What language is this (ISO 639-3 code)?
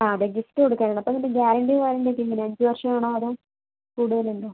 mal